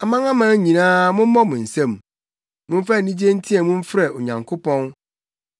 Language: Akan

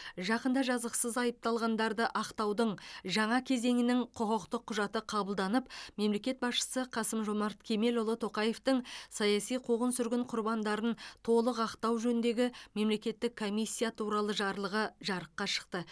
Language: Kazakh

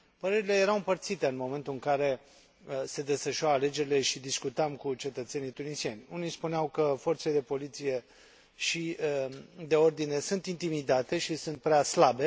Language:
Romanian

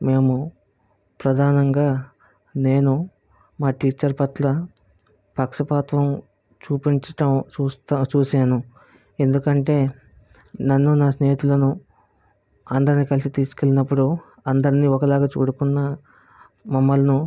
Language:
Telugu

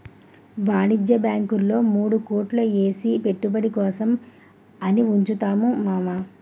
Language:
Telugu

